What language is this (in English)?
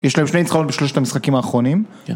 Hebrew